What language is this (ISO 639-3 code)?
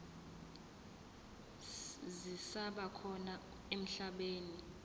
zul